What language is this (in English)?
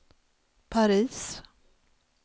Swedish